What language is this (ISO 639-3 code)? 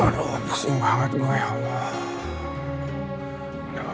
ind